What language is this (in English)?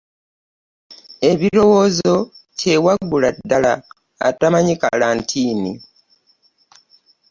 Ganda